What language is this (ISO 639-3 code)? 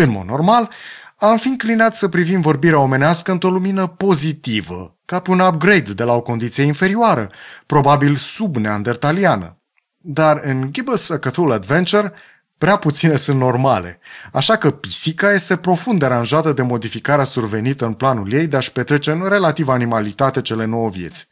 ron